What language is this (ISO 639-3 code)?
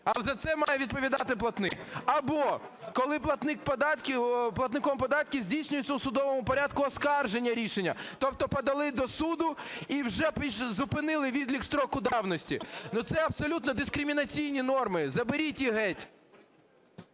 ukr